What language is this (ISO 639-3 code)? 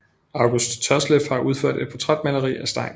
dan